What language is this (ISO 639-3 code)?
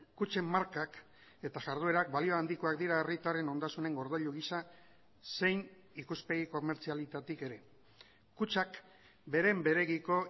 eus